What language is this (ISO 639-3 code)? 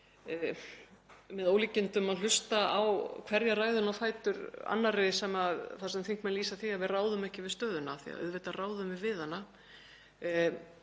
isl